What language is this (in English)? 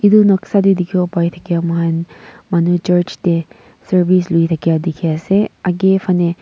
Naga Pidgin